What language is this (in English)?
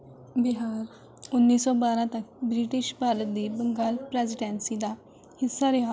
Punjabi